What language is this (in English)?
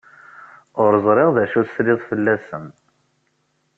Kabyle